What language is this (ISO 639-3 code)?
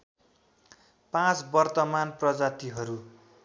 nep